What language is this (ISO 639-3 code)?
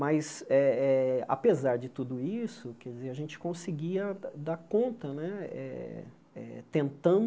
por